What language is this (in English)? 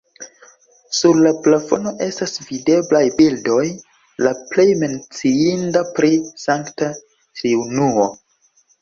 Esperanto